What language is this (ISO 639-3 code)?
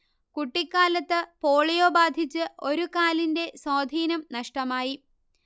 mal